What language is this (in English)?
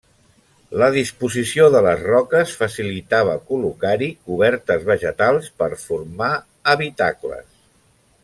Catalan